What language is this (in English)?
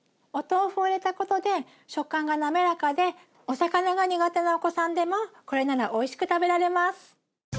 Japanese